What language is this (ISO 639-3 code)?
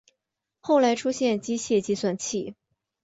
zho